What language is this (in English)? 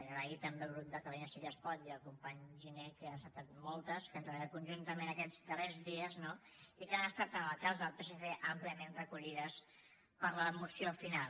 Catalan